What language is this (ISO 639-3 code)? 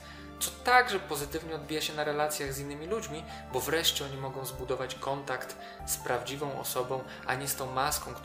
pol